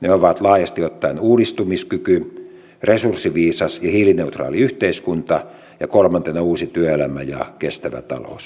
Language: Finnish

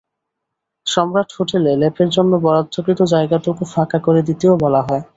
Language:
Bangla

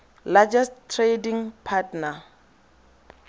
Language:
Tswana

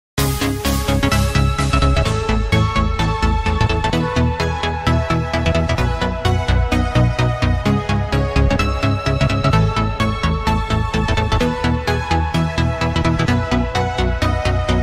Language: Japanese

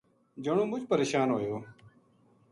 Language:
Gujari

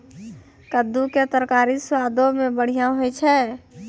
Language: Maithili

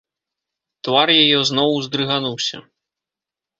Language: Belarusian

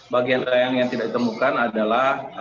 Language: Indonesian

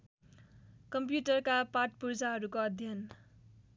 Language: Nepali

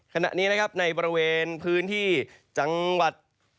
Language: Thai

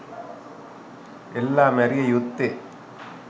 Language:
Sinhala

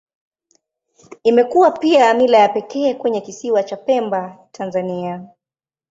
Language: Swahili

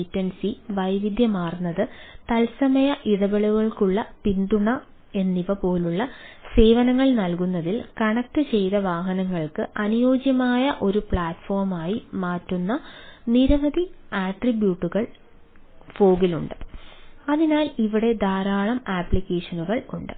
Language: Malayalam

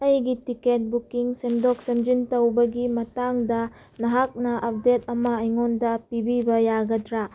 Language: Manipuri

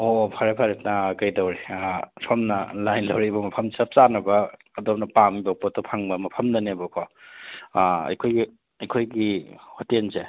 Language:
Manipuri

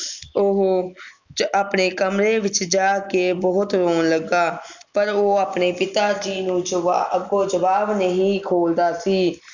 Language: Punjabi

